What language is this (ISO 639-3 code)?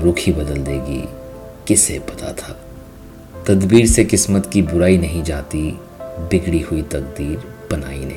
hin